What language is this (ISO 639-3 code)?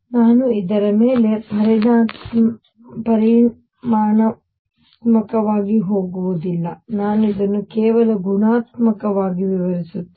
kan